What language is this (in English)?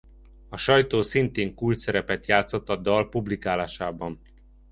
Hungarian